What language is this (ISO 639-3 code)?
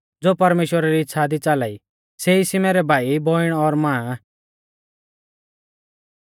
bfz